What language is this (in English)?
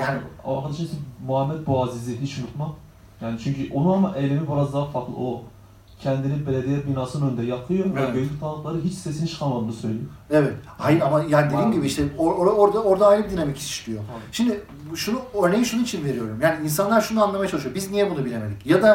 Turkish